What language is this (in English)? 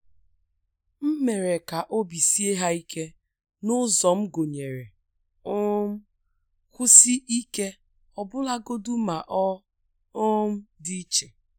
Igbo